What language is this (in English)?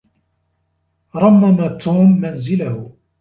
Arabic